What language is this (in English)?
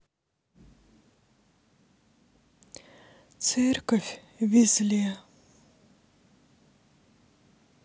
Russian